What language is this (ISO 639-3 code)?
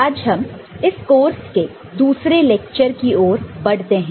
hin